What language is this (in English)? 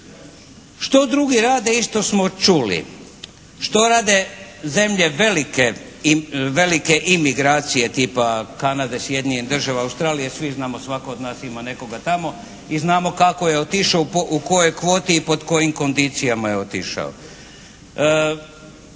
Croatian